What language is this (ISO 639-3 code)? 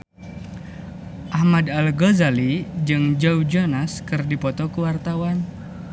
sun